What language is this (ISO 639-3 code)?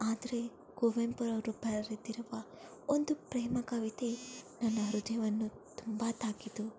kan